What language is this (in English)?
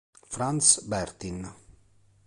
Italian